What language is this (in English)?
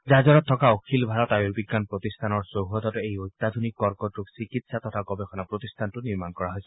Assamese